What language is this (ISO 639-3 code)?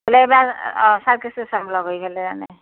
asm